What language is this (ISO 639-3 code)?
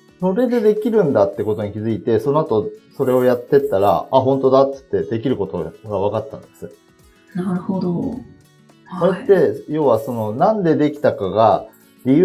jpn